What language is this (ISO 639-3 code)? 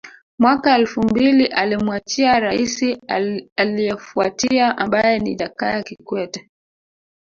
swa